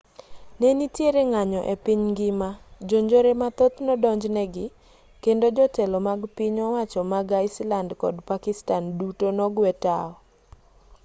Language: Luo (Kenya and Tanzania)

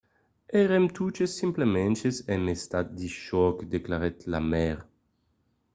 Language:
Occitan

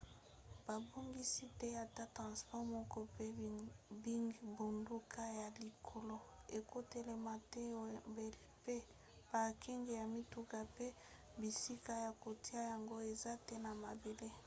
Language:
Lingala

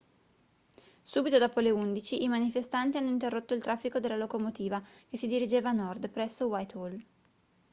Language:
Italian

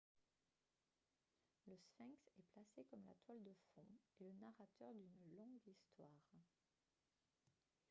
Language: French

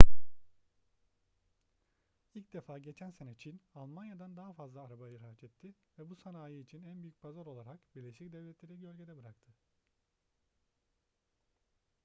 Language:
Turkish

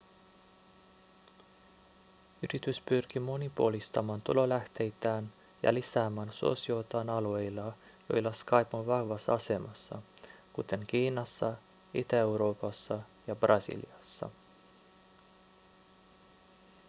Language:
Finnish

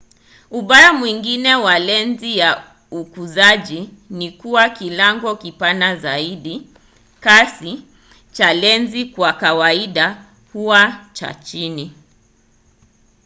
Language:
Swahili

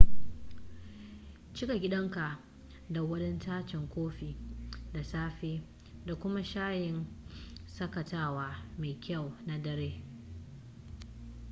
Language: Hausa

